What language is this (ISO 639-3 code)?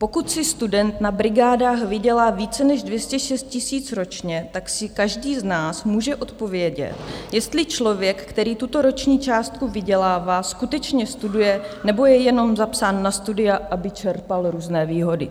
ces